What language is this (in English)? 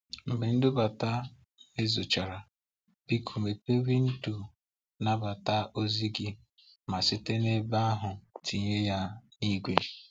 Igbo